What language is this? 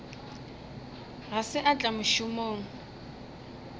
Northern Sotho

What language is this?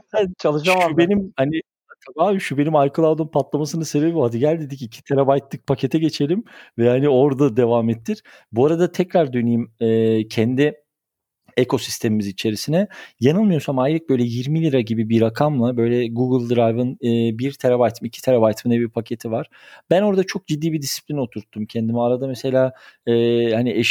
Turkish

